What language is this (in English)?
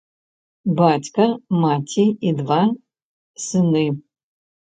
Belarusian